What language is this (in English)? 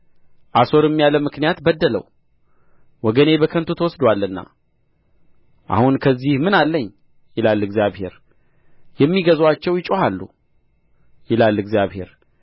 Amharic